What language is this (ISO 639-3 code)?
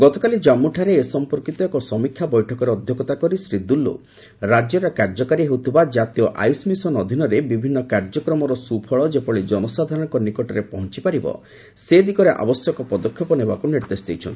ori